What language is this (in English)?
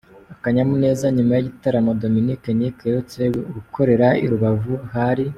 Kinyarwanda